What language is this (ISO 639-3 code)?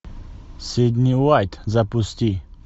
rus